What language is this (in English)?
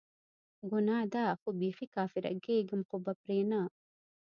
Pashto